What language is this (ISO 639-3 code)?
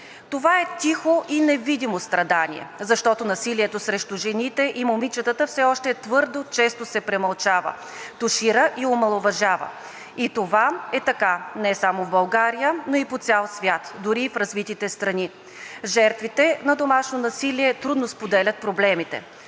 bul